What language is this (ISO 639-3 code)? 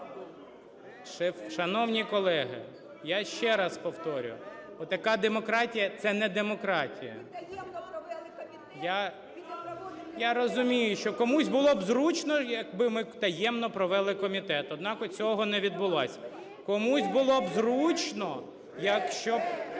ukr